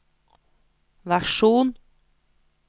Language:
Norwegian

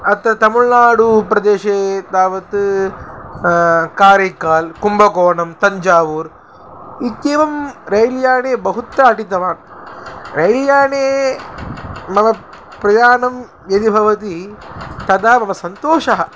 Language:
Sanskrit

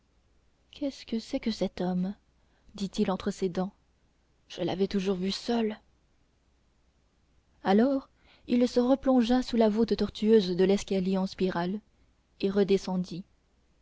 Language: French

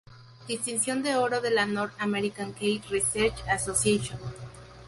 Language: Spanish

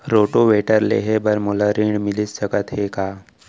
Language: Chhattisgarhi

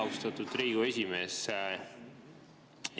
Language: Estonian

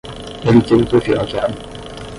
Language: Portuguese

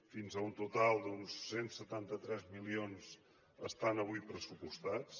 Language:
Catalan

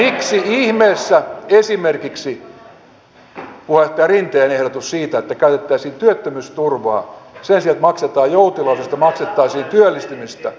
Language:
Finnish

